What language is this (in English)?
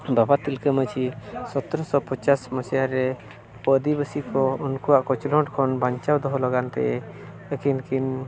Santali